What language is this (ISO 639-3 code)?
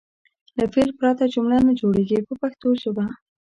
pus